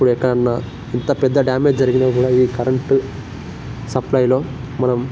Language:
Telugu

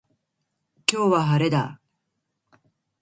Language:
Japanese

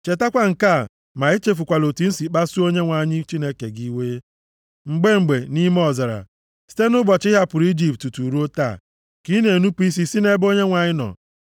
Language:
Igbo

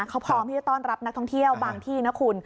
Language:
Thai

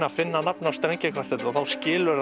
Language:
Icelandic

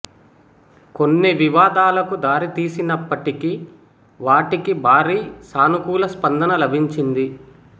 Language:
Telugu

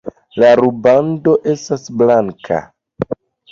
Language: Esperanto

